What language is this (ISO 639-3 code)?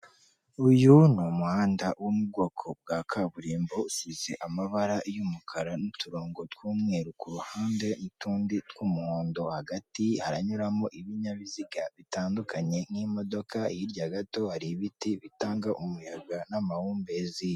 kin